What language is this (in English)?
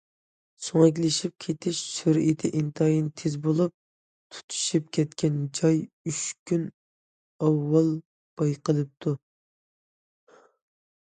Uyghur